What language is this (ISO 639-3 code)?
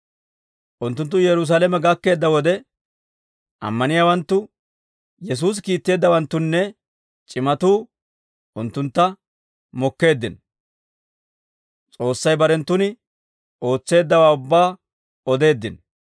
dwr